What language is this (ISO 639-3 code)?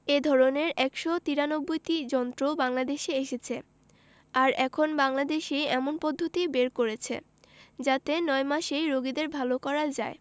ben